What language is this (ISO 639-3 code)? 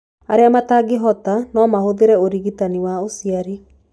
kik